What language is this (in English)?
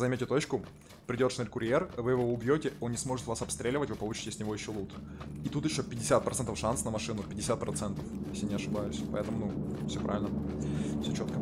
Russian